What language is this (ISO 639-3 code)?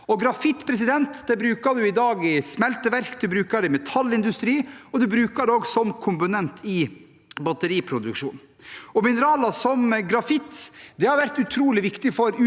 nor